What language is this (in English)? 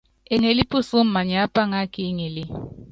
Yangben